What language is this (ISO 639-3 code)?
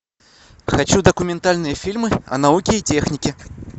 rus